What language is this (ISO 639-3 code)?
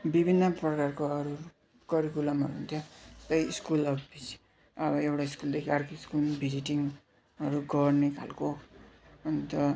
nep